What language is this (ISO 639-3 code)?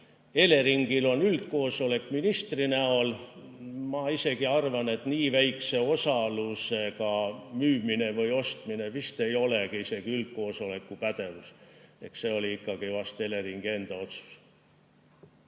est